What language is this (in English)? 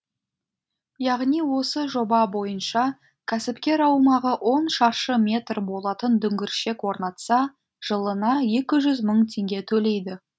Kazakh